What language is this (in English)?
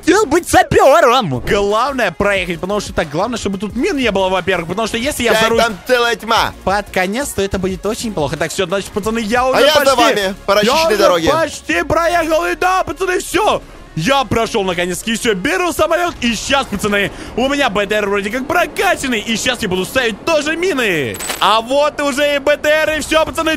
Russian